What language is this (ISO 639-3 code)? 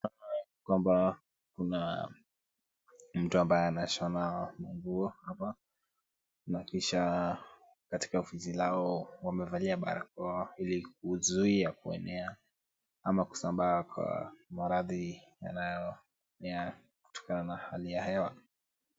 swa